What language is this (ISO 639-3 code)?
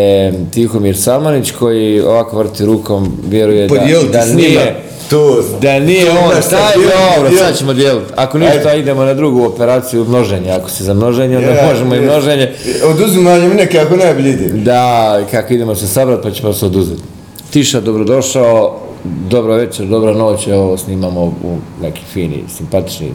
hrv